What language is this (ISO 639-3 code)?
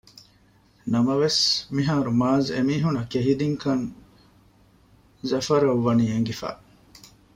div